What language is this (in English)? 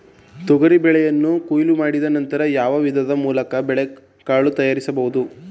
Kannada